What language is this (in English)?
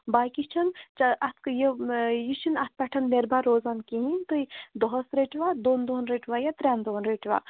Kashmiri